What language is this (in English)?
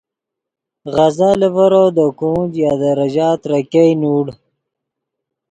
Yidgha